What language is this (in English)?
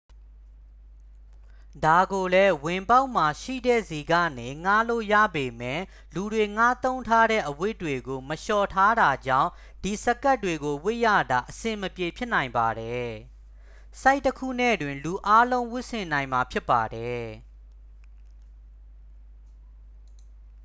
Burmese